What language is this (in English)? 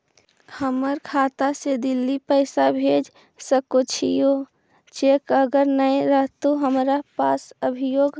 Magahi